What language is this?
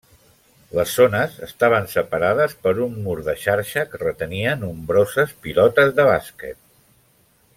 Catalan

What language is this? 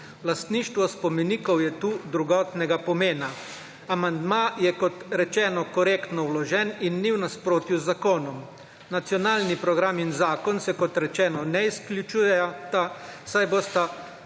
Slovenian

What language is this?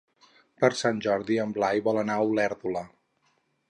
Catalan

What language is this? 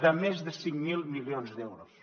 Catalan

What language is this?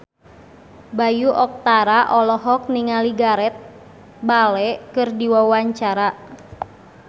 Sundanese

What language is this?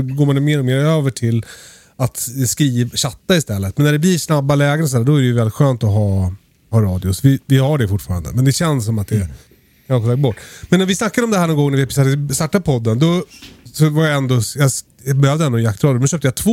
Swedish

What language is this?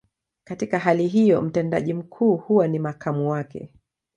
Swahili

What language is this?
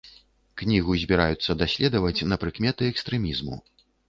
Belarusian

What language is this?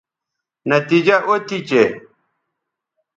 Bateri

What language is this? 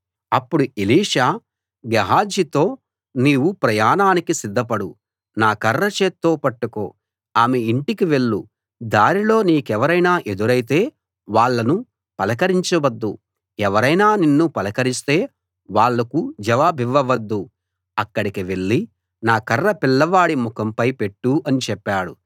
Telugu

